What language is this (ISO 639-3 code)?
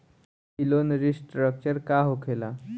bho